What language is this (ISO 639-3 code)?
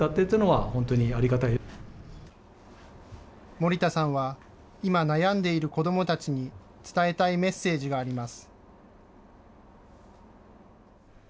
jpn